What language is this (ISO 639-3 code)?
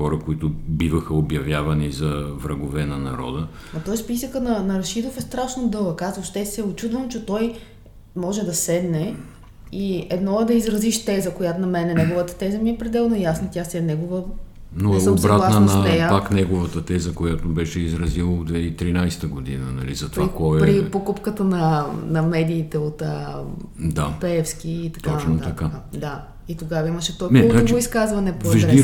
bul